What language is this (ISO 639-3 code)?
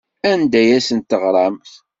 kab